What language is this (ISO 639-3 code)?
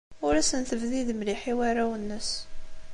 kab